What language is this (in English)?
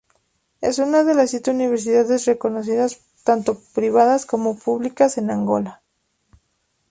Spanish